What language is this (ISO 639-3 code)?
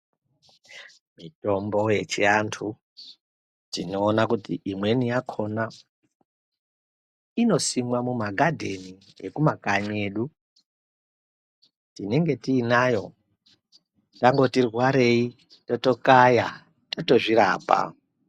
ndc